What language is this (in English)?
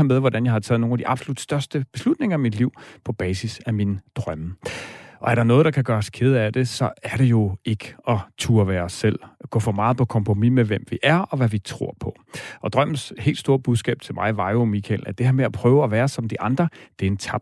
Danish